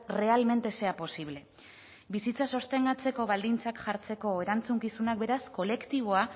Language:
Basque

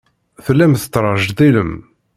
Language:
Kabyle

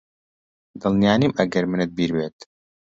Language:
Central Kurdish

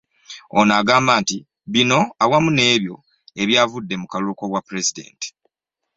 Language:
Ganda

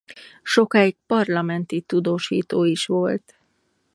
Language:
Hungarian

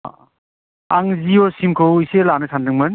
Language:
Bodo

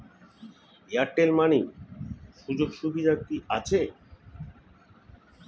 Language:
Bangla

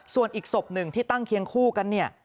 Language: Thai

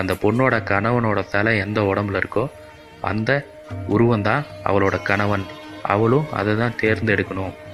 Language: Tamil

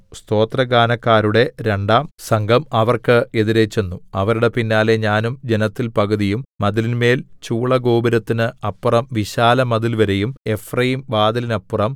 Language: Malayalam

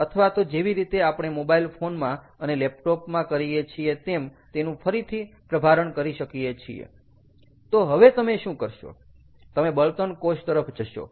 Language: Gujarati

